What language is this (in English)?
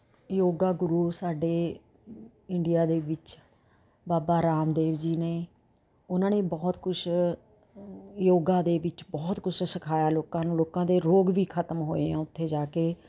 Punjabi